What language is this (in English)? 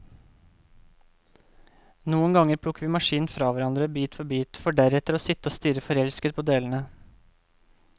Norwegian